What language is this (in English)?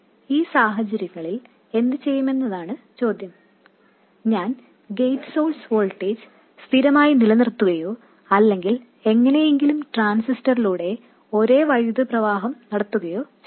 Malayalam